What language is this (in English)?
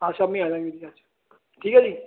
Punjabi